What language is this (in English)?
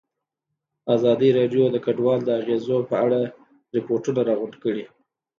Pashto